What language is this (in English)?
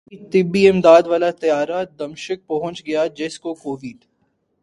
Urdu